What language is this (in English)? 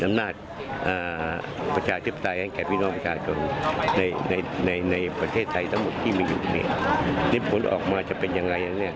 Thai